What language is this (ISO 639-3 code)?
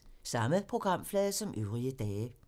dan